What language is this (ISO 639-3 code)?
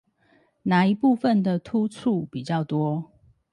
zho